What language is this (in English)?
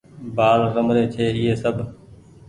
Goaria